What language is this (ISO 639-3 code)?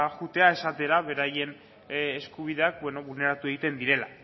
eus